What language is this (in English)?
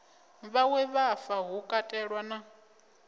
Venda